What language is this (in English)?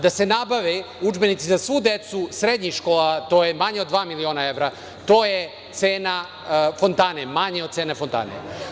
Serbian